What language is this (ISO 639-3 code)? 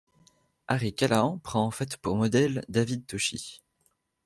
fra